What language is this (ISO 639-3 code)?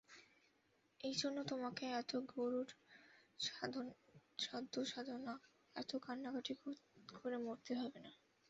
ben